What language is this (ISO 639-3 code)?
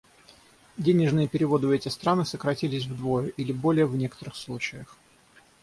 rus